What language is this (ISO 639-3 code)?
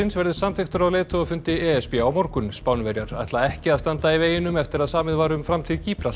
isl